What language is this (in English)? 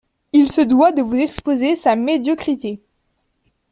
French